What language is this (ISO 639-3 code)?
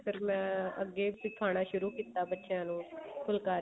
pan